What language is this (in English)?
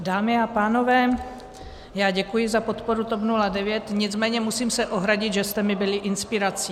Czech